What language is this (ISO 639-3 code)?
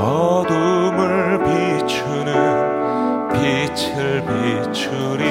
kor